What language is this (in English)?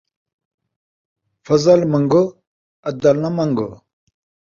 Saraiki